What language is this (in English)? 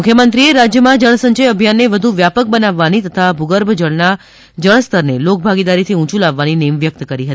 Gujarati